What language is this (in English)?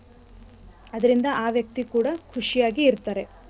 Kannada